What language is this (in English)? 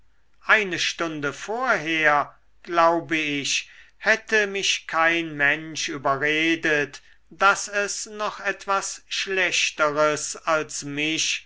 German